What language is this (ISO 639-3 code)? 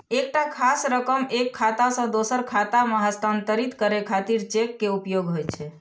mai